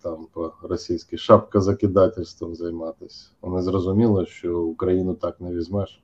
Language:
Ukrainian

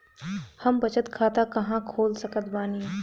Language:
Bhojpuri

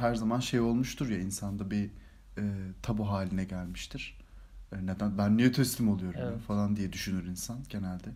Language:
Turkish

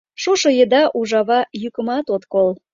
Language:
Mari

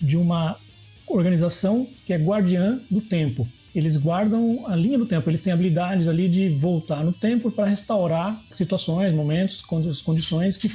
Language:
Portuguese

